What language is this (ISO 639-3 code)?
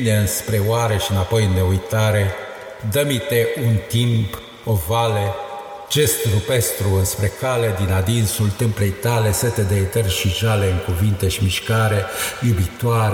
ron